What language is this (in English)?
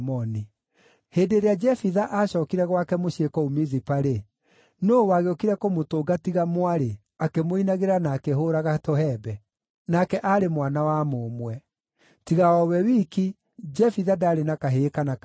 Kikuyu